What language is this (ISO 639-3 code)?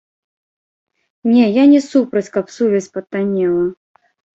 bel